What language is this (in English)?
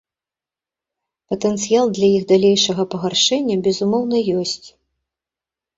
Belarusian